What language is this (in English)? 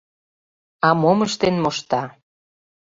Mari